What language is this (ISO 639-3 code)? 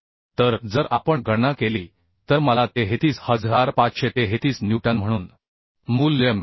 mar